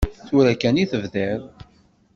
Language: Kabyle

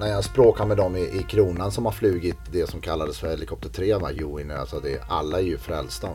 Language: Swedish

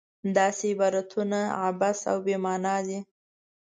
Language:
Pashto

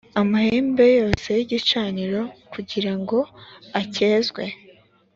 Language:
Kinyarwanda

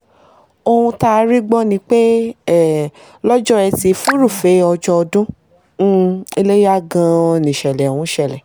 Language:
Yoruba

